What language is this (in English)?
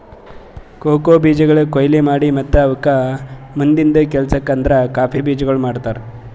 Kannada